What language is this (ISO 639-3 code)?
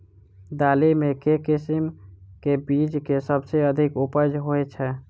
mai